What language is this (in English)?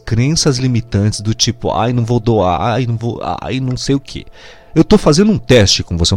Portuguese